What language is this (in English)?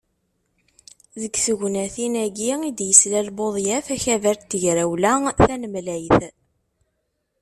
Kabyle